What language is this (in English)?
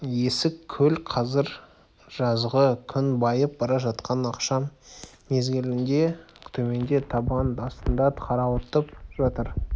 Kazakh